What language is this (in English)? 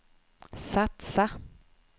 Swedish